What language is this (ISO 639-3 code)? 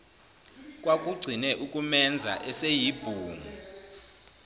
zul